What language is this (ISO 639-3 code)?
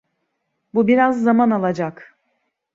tur